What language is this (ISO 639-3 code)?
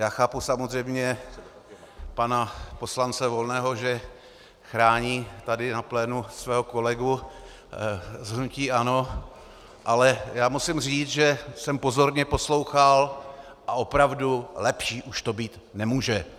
ces